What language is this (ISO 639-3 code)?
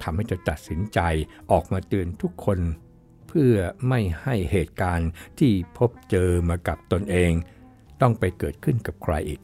tha